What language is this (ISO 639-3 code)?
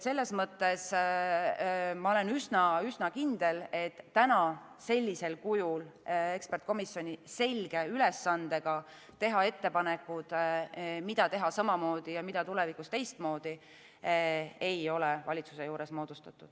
est